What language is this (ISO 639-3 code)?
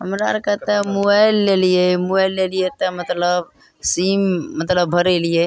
mai